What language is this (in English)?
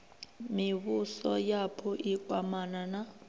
Venda